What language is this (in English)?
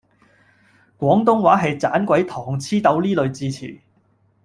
Cantonese